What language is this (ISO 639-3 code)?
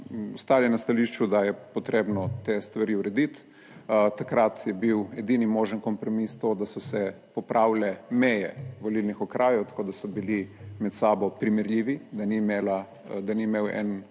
slv